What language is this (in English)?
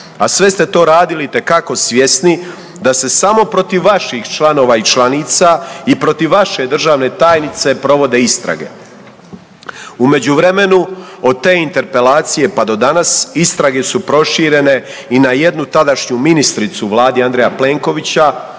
Croatian